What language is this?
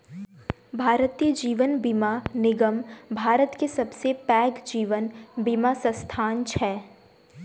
Maithili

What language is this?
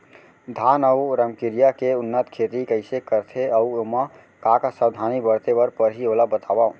Chhattisgarhi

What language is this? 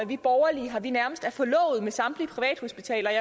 Danish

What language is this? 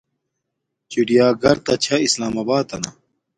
Domaaki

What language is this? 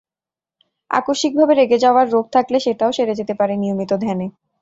Bangla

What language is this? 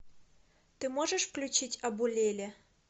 Russian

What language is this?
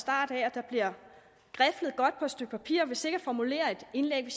Danish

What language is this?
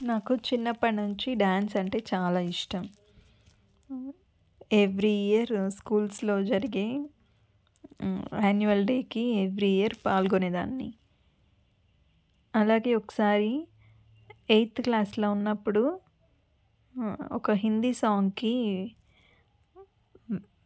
Telugu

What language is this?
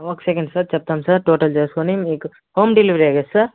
Telugu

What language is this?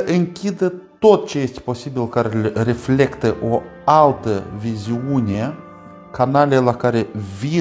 Romanian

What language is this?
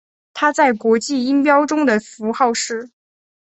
Chinese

